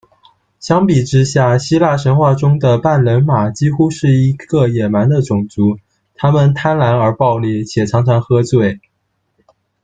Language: Chinese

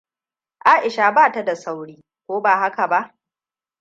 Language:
Hausa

